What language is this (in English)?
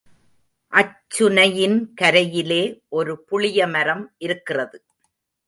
Tamil